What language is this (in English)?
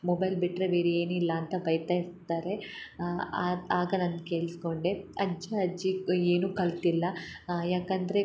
Kannada